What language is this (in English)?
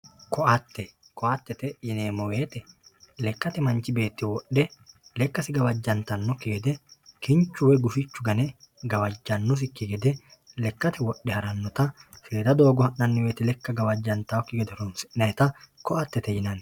Sidamo